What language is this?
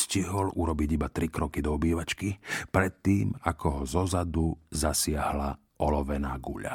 Slovak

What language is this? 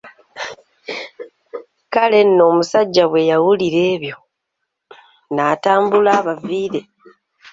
Ganda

